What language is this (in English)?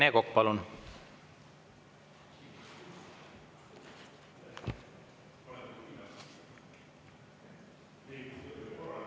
Estonian